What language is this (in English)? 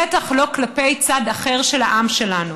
Hebrew